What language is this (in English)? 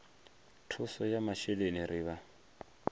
Venda